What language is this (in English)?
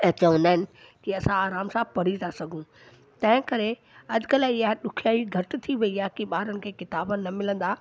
Sindhi